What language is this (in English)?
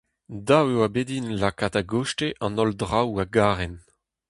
Breton